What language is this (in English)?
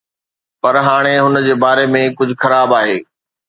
Sindhi